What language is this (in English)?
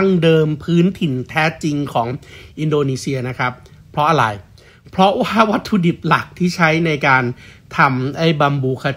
Thai